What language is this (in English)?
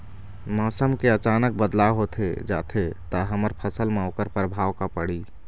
Chhattisgarhi